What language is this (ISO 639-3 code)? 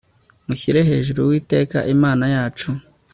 kin